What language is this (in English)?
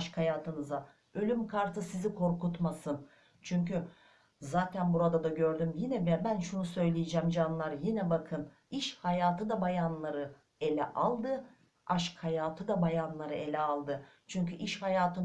Turkish